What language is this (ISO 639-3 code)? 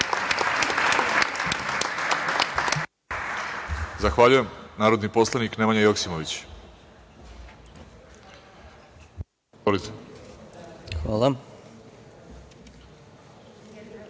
srp